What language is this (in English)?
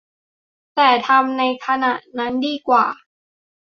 Thai